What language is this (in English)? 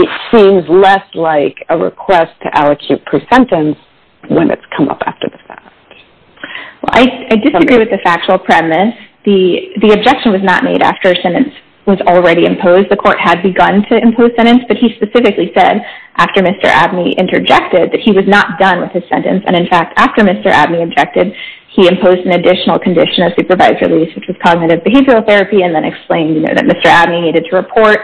English